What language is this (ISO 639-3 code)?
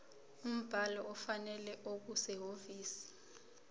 zul